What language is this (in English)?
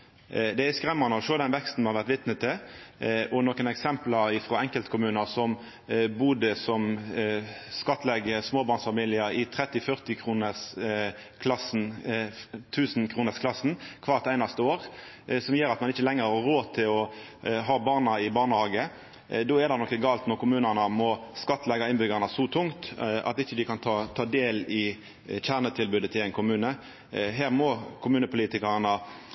Norwegian Nynorsk